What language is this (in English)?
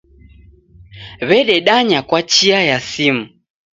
Taita